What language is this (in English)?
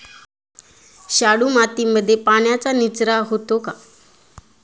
Marathi